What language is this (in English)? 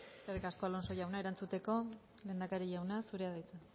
Basque